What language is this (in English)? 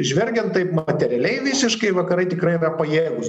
Lithuanian